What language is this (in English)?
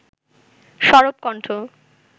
Bangla